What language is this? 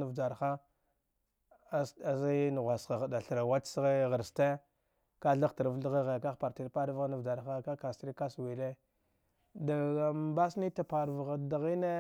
Dghwede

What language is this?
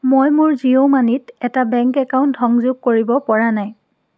Assamese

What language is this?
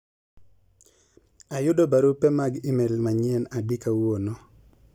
Luo (Kenya and Tanzania)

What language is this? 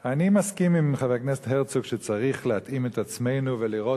Hebrew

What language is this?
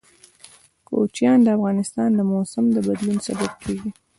Pashto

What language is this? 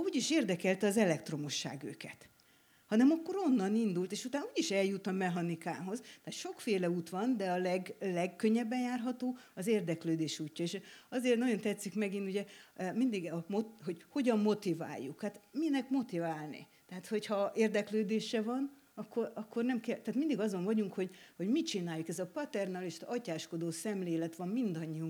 Hungarian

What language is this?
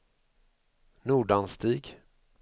Swedish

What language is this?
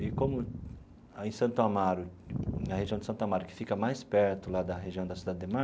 Portuguese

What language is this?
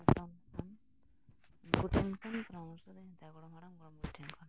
Santali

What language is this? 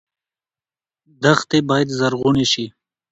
Pashto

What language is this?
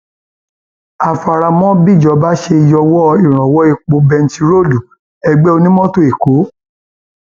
Yoruba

